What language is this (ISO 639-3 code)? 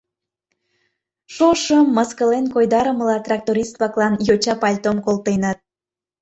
chm